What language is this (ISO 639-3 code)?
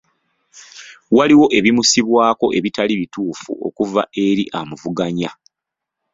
lug